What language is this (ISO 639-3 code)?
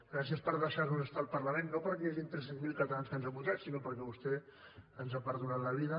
cat